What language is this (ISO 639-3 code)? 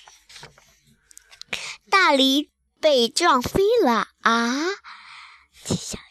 zho